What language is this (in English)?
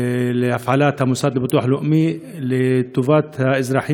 Hebrew